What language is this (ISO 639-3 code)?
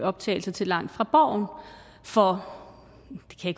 dan